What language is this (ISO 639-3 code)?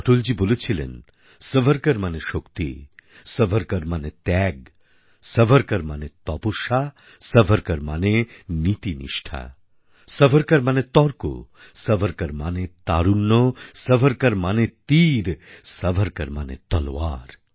ben